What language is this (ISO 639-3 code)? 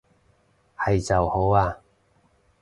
yue